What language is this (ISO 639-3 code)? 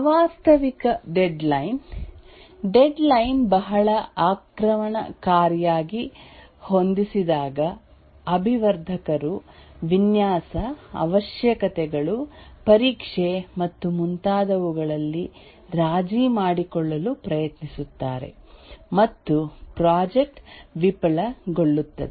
kan